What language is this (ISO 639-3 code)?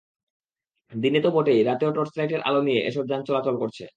ben